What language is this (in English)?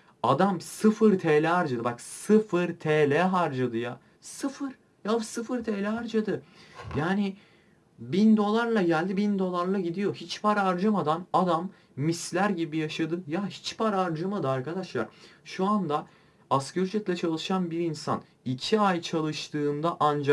Turkish